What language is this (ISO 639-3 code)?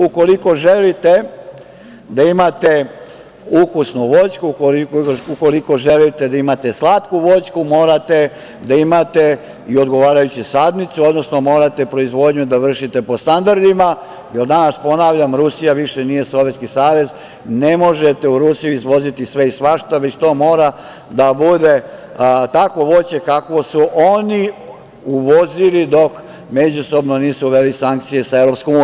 srp